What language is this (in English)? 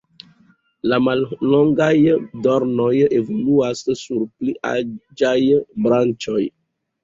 Esperanto